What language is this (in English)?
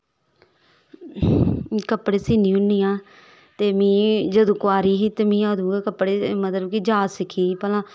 Dogri